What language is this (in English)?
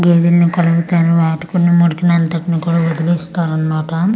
Telugu